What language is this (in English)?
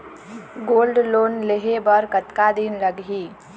Chhattisgarhi